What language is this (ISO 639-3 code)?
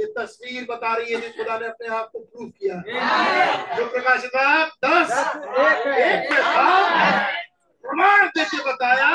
hin